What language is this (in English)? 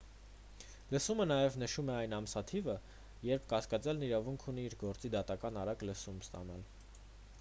Armenian